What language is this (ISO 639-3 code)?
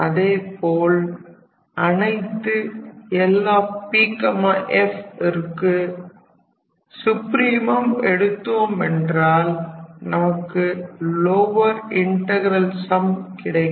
tam